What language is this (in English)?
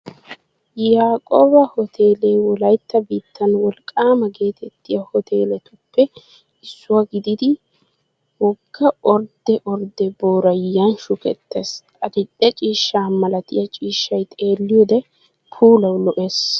Wolaytta